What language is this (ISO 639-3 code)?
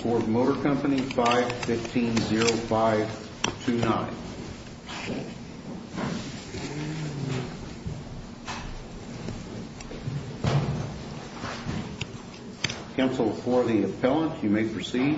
eng